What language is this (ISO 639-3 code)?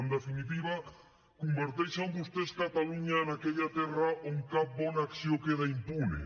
cat